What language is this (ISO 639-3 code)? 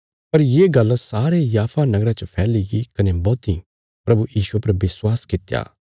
kfs